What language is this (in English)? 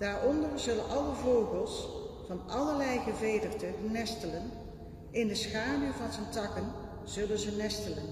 Dutch